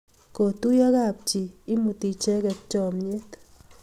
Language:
Kalenjin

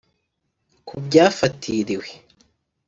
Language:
Kinyarwanda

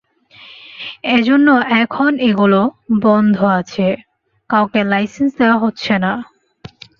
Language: Bangla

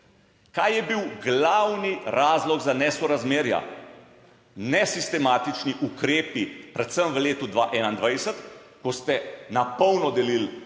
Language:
Slovenian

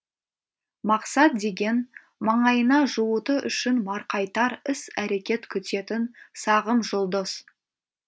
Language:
Kazakh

